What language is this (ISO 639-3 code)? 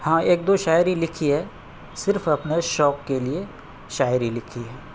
urd